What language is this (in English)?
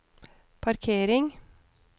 Norwegian